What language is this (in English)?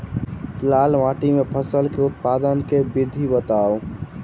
Maithili